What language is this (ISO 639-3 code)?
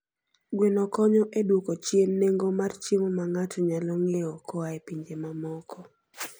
luo